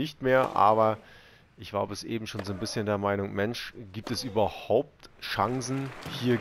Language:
German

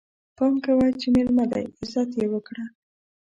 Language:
Pashto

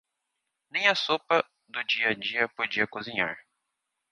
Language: Portuguese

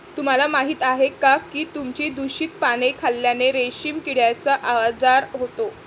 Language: Marathi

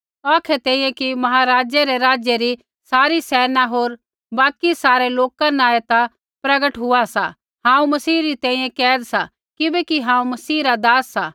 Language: Kullu Pahari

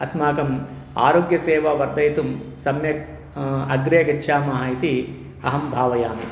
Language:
Sanskrit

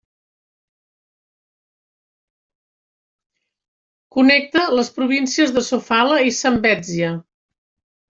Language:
Catalan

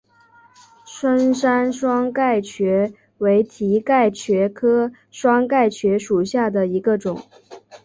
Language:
Chinese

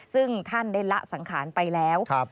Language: Thai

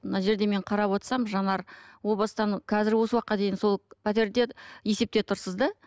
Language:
Kazakh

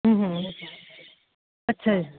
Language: Punjabi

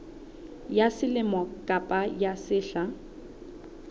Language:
Southern Sotho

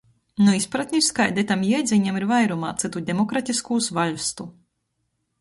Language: Latgalian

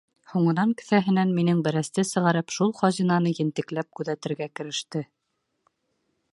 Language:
Bashkir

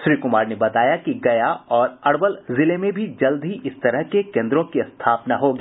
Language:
Hindi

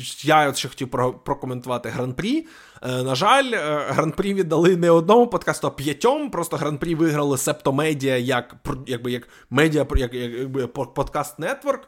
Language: Ukrainian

